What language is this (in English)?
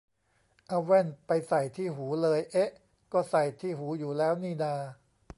Thai